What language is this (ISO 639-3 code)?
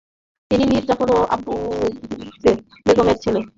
ben